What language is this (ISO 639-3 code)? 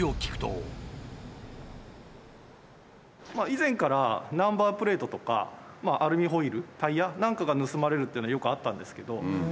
jpn